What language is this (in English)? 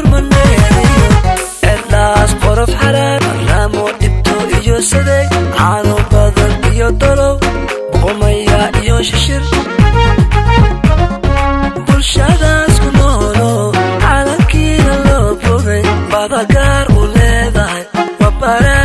Arabic